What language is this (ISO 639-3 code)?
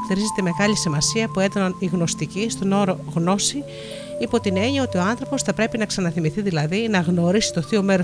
ell